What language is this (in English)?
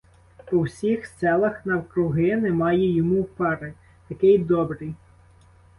Ukrainian